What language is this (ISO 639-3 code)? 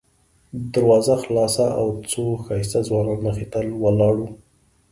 pus